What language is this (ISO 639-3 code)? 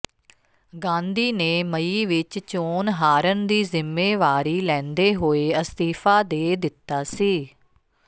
pan